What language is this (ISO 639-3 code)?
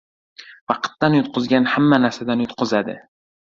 uzb